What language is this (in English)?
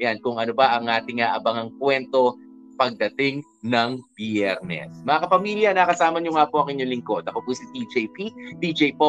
Filipino